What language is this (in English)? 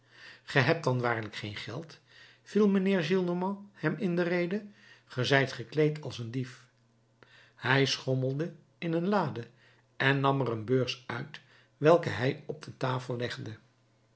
Dutch